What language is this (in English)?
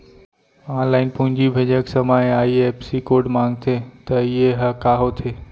Chhattisgarhi